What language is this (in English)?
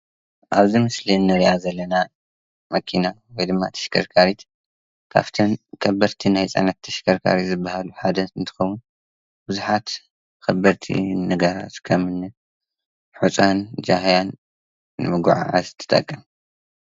Tigrinya